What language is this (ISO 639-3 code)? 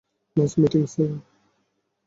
ben